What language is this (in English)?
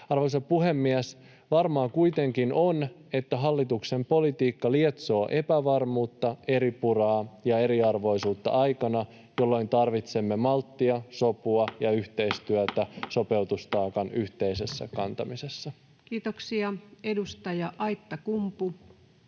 Finnish